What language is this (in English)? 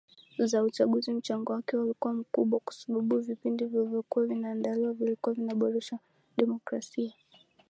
Swahili